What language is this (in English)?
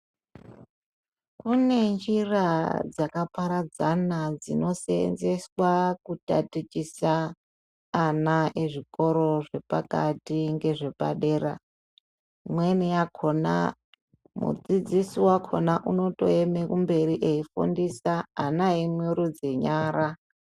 Ndau